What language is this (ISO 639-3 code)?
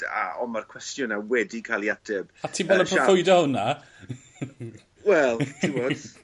cym